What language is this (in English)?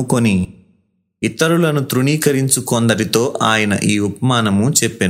Telugu